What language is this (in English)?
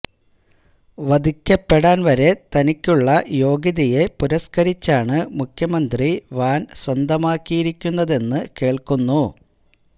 Malayalam